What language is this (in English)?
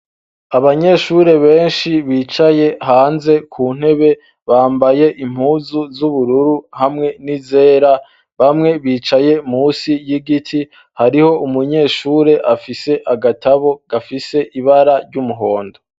Rundi